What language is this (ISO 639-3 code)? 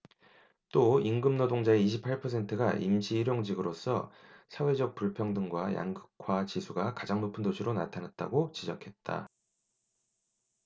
kor